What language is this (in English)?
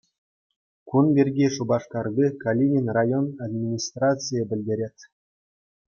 Chuvash